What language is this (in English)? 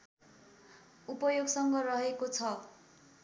Nepali